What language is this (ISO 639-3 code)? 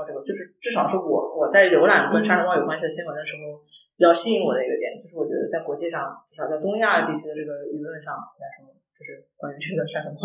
zho